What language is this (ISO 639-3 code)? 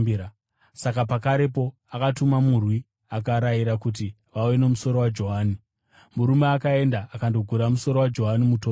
sna